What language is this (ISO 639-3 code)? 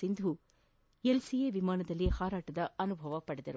kan